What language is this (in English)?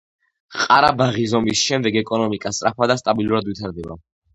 Georgian